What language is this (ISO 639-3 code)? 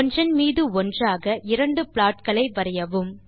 tam